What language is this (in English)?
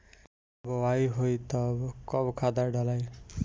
Bhojpuri